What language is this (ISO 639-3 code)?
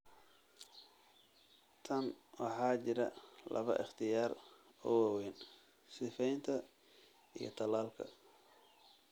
som